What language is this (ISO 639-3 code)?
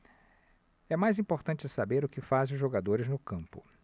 por